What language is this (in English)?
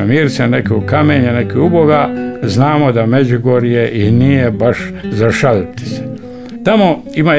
Croatian